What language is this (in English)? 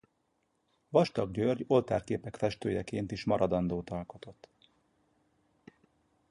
Hungarian